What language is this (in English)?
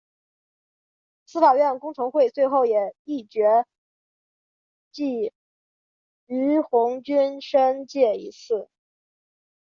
Chinese